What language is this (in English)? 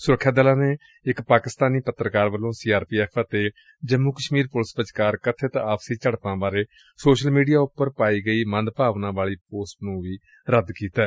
Punjabi